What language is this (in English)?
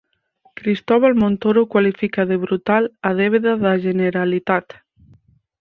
Galician